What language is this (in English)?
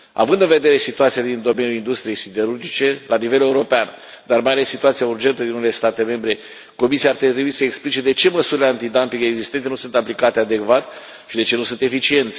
Romanian